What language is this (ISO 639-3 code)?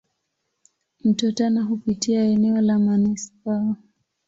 swa